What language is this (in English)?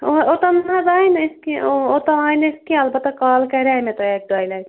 Kashmiri